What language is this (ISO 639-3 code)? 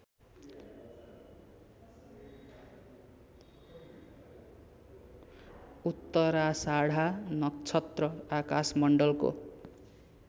nep